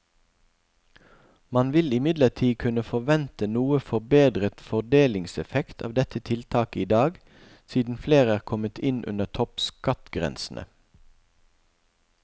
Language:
Norwegian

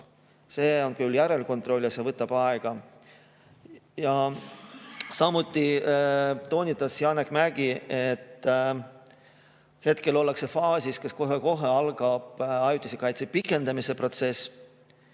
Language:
Estonian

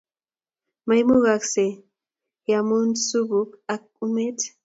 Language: Kalenjin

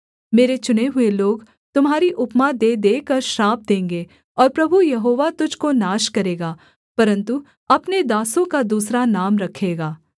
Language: Hindi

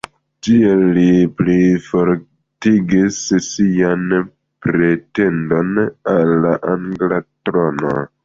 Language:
Esperanto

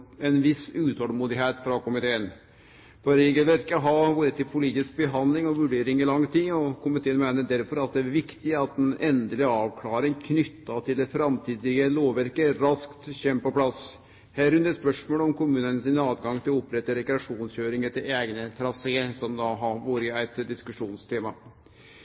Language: Norwegian Nynorsk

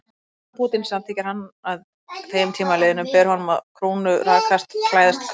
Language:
Icelandic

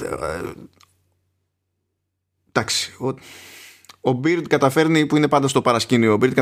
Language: Greek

